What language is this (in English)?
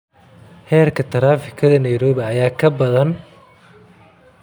Somali